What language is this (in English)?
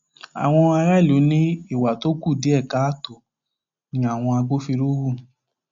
Yoruba